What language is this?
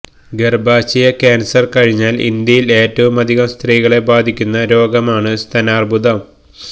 Malayalam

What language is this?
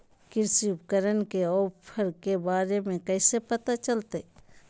Magahi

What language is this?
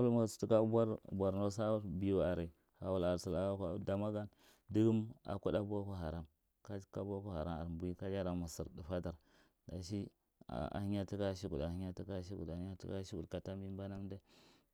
Marghi Central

